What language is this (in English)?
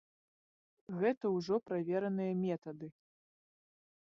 Belarusian